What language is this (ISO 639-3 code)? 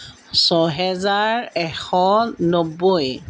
asm